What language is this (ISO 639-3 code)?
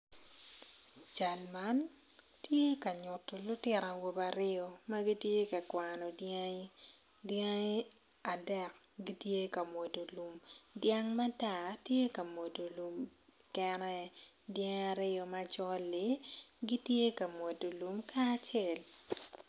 ach